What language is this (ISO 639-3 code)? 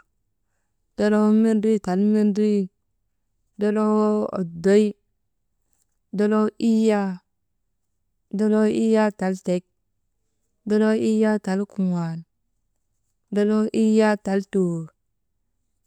mde